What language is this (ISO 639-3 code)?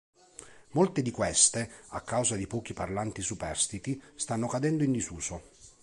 ita